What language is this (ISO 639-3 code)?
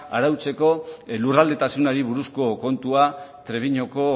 eus